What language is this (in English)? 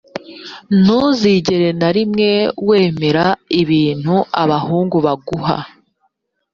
Kinyarwanda